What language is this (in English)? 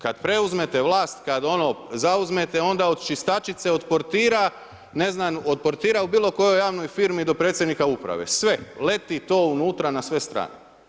Croatian